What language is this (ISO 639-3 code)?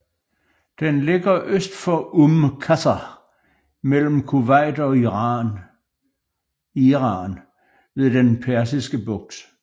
dan